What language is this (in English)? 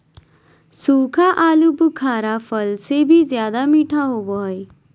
Magahi